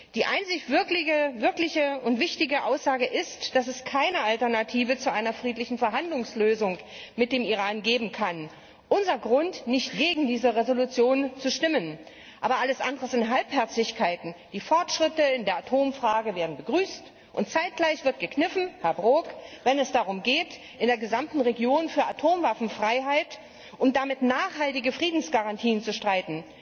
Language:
German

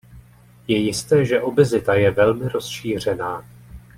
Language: Czech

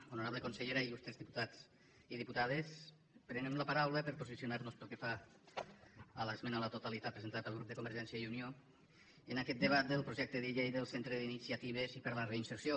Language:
Catalan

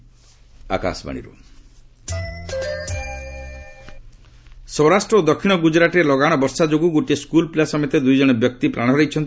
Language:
Odia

